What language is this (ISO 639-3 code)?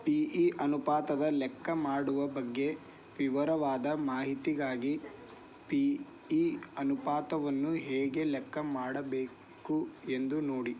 kan